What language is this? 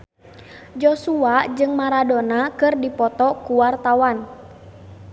Sundanese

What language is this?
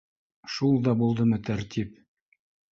Bashkir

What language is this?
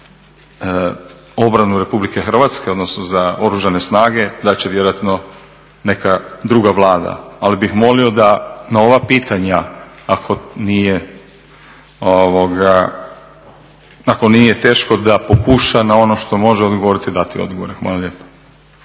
Croatian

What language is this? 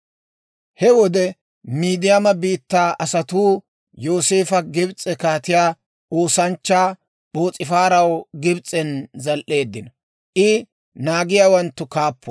Dawro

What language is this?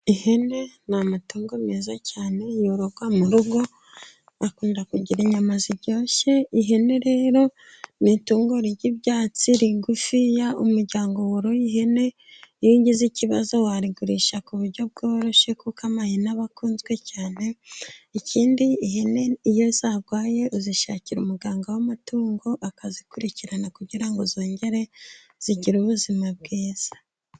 Kinyarwanda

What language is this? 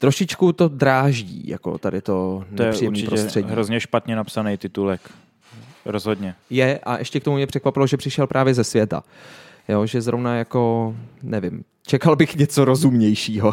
Czech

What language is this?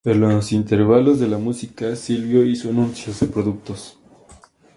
Spanish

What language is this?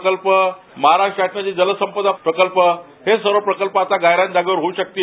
Marathi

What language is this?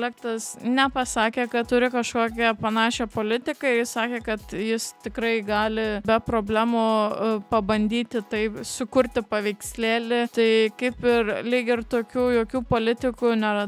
Lithuanian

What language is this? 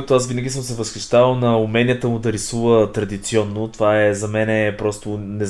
Bulgarian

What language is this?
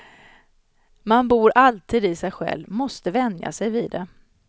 Swedish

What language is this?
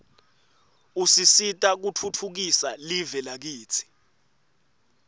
Swati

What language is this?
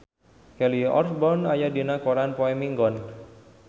Sundanese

